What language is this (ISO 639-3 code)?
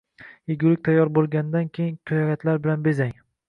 uzb